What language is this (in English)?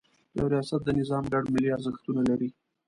Pashto